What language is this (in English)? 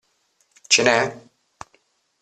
Italian